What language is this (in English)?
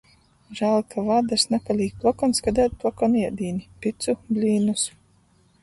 Latgalian